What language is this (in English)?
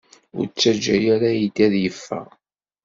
Kabyle